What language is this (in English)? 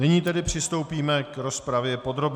Czech